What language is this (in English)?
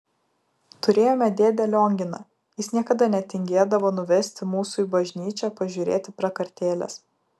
Lithuanian